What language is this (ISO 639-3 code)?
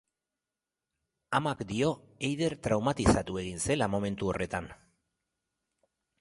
eus